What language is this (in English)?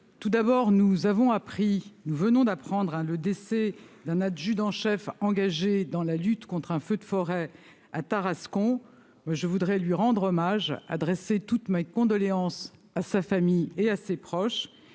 French